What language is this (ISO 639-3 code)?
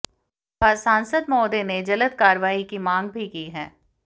hin